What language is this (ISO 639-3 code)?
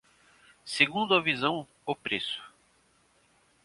por